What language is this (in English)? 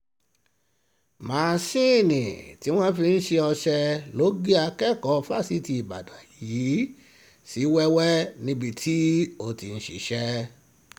Yoruba